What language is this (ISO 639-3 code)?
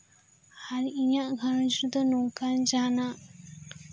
sat